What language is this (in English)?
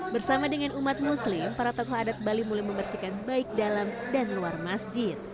Indonesian